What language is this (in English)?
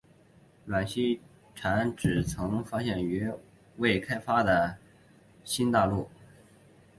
Chinese